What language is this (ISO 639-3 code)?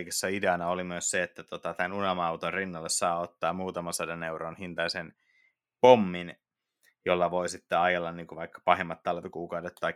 fin